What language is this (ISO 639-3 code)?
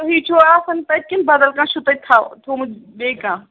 kas